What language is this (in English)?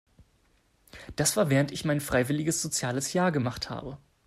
German